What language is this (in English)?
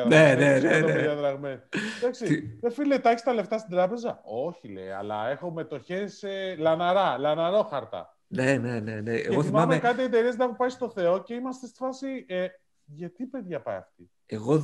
Greek